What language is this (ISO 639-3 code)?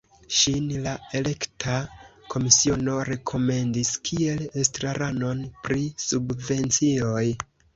epo